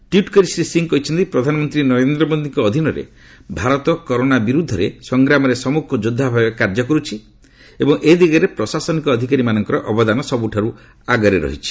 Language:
Odia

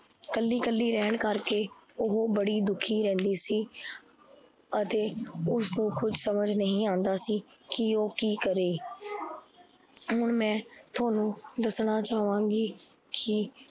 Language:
Punjabi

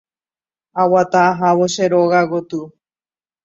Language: Guarani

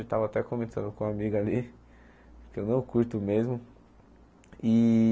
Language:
Portuguese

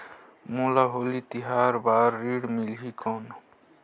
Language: Chhattisgarhi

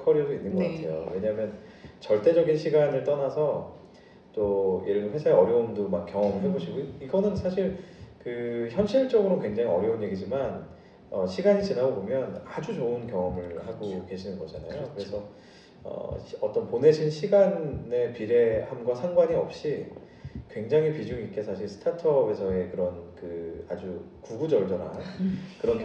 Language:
Korean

